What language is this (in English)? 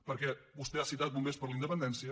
Catalan